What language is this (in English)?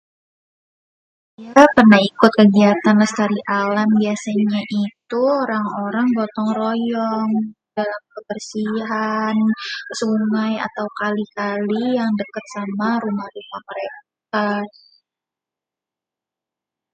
Betawi